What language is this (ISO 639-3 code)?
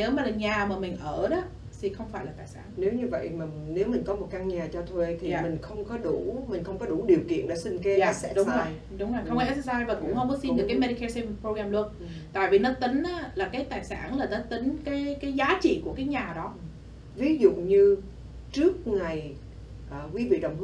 vie